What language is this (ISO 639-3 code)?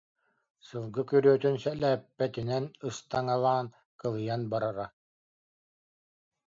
sah